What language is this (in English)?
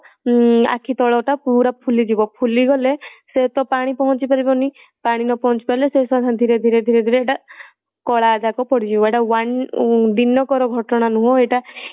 Odia